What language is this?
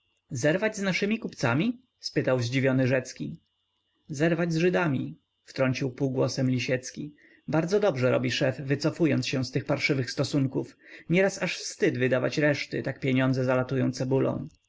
Polish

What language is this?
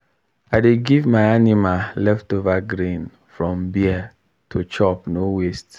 Nigerian Pidgin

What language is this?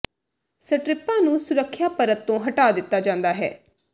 Punjabi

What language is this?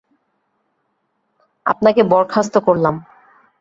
Bangla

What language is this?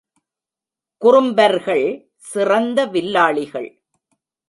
Tamil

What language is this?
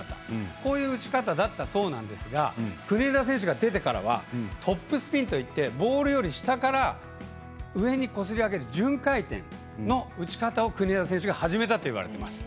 Japanese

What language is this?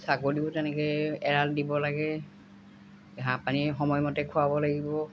Assamese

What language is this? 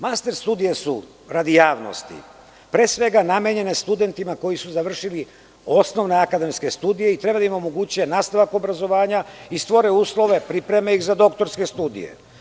Serbian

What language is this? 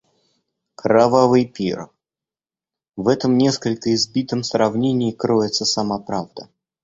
Russian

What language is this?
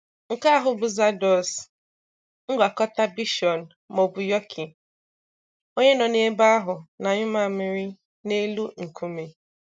Igbo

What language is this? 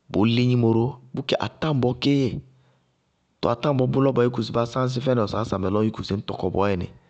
Bago-Kusuntu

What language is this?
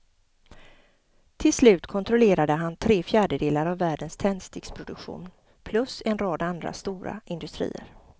Swedish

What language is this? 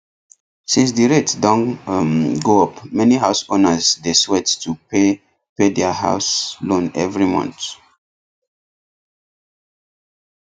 Nigerian Pidgin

